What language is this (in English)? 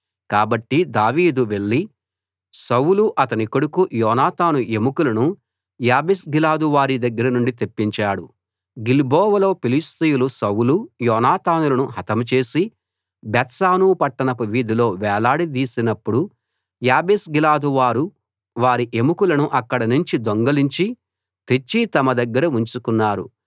Telugu